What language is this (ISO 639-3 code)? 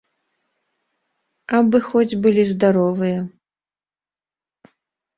bel